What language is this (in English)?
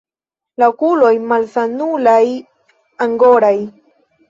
Esperanto